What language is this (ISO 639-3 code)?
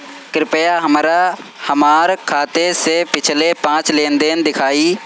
bho